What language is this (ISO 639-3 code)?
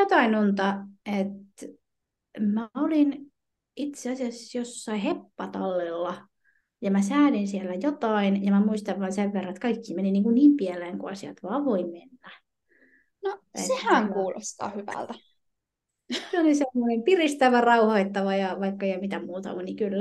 fin